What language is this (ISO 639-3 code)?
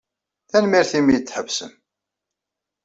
kab